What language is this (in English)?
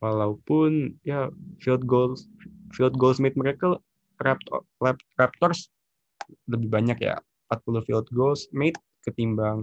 Indonesian